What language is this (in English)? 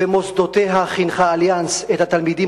Hebrew